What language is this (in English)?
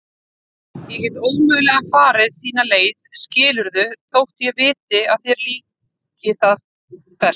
Icelandic